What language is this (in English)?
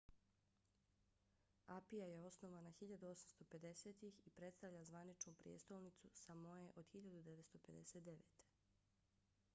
Bosnian